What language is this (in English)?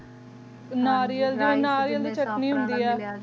Punjabi